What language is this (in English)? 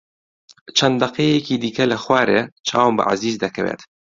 Central Kurdish